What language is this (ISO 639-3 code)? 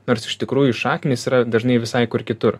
lit